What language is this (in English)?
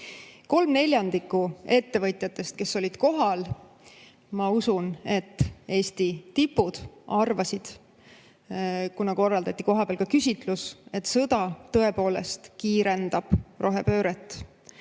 Estonian